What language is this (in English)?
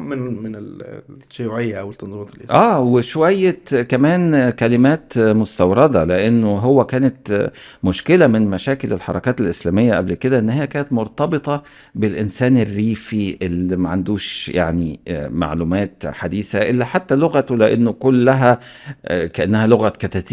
Arabic